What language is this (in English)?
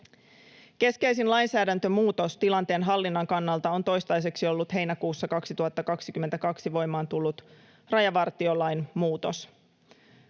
Finnish